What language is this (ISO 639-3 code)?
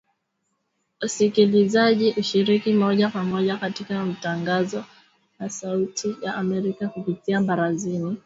swa